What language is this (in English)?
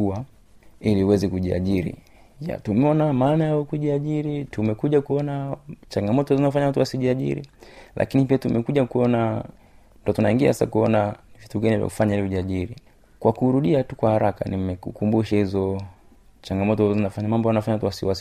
Swahili